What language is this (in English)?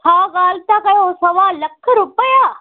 Sindhi